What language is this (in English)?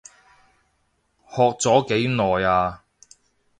Cantonese